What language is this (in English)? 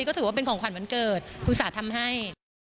Thai